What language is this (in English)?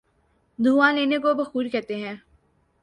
Urdu